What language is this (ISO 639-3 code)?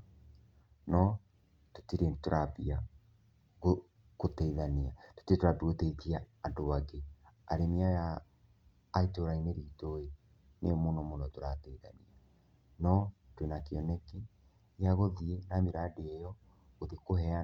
kik